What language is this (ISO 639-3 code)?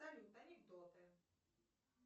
rus